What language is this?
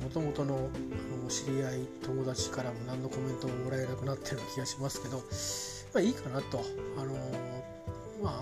Japanese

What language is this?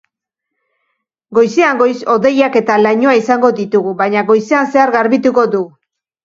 Basque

